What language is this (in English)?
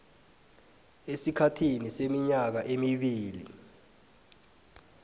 South Ndebele